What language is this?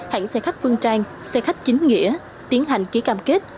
Vietnamese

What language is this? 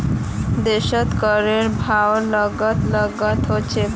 Magahi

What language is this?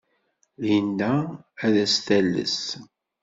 Kabyle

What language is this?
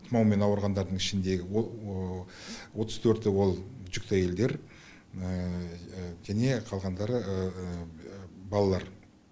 Kazakh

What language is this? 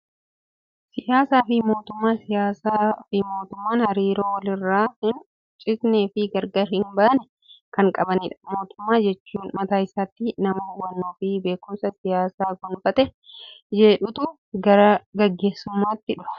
Oromo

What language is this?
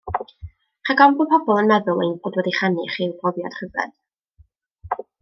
Welsh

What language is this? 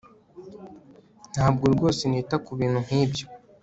Kinyarwanda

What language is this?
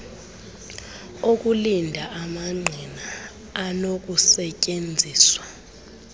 Xhosa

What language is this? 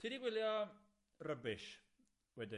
Welsh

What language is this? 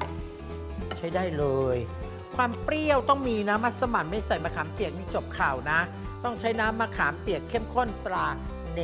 Thai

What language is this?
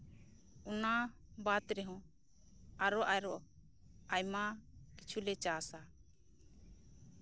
Santali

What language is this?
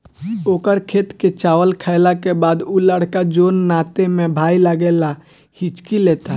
Bhojpuri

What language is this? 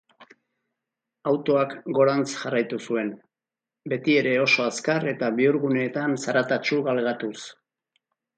Basque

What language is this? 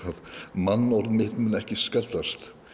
Icelandic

